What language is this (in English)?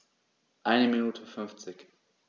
German